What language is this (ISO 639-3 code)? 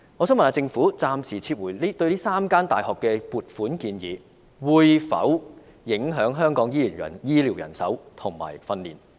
yue